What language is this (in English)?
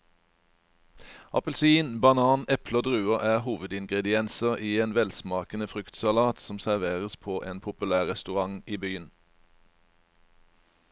Norwegian